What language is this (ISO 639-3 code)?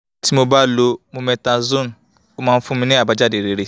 yor